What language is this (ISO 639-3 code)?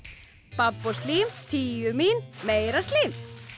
isl